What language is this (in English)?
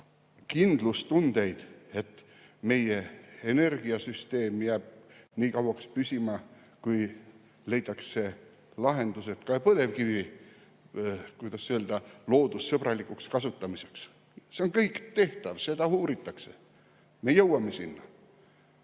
Estonian